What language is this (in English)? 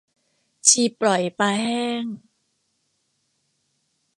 Thai